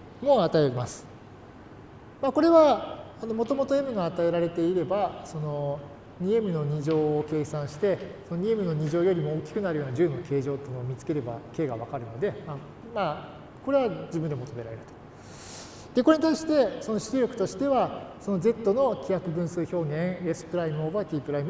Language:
Japanese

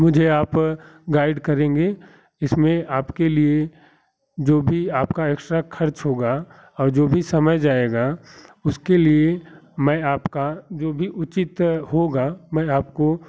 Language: Hindi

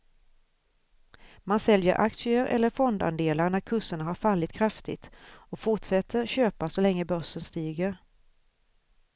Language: Swedish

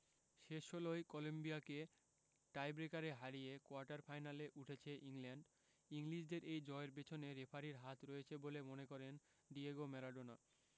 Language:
Bangla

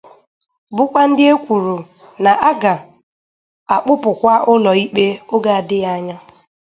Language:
Igbo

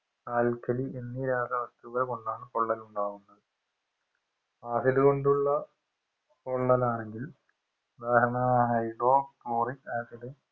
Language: Malayalam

